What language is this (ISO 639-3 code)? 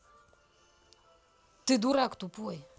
rus